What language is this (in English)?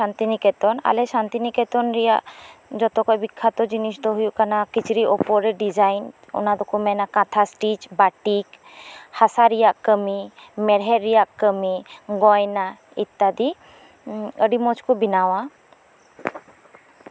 Santali